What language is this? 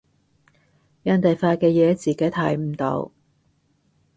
Cantonese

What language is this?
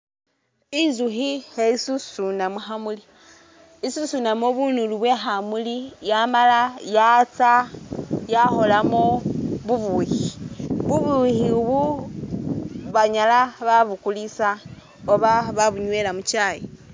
Masaaba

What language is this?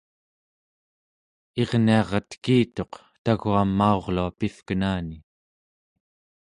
Central Yupik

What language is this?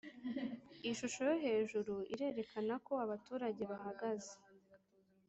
Kinyarwanda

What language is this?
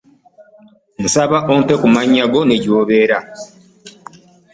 Ganda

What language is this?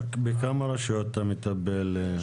Hebrew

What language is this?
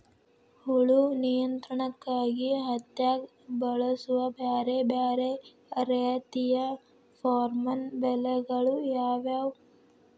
Kannada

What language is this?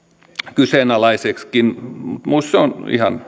Finnish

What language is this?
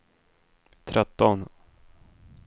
Swedish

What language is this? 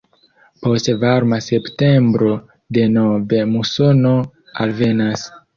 Esperanto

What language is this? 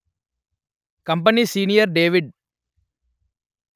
Telugu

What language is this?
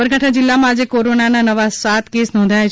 Gujarati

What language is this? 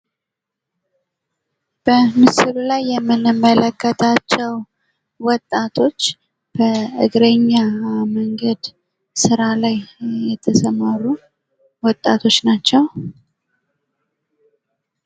Amharic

